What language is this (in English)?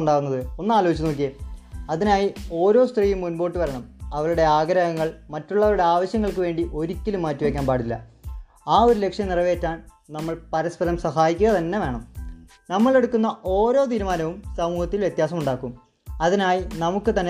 Malayalam